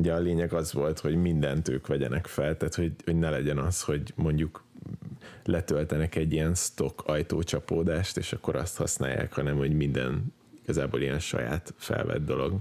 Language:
Hungarian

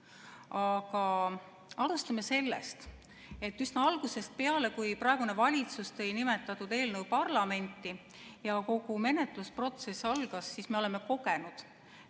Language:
Estonian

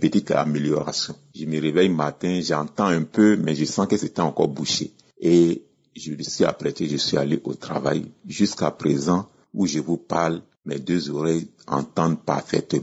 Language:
French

